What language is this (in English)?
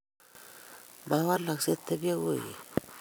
Kalenjin